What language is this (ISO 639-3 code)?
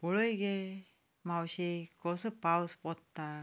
kok